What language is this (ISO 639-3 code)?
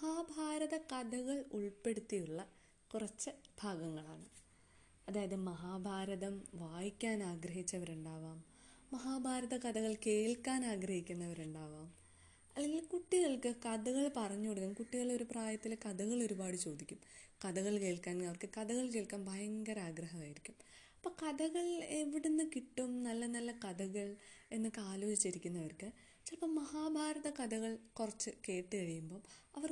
mal